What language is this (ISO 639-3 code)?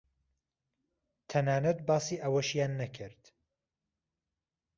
ckb